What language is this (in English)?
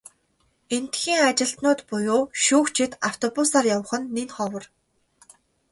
Mongolian